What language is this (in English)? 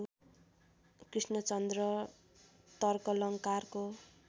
Nepali